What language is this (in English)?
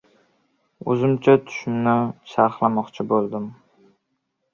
Uzbek